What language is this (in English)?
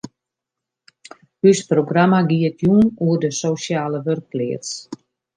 Western Frisian